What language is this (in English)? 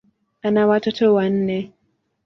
Swahili